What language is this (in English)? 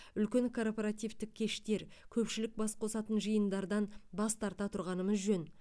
Kazakh